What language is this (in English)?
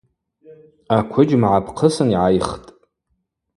Abaza